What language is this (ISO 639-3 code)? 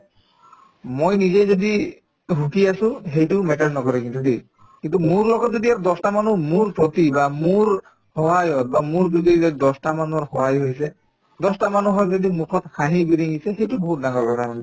asm